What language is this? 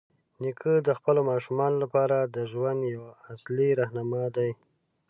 Pashto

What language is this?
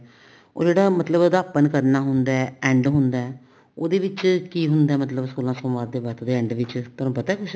Punjabi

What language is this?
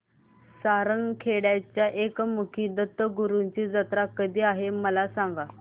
Marathi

